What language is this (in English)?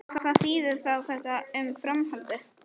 Icelandic